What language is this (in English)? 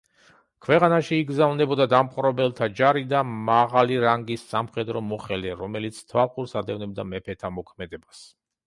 Georgian